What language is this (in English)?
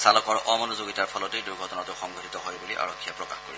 Assamese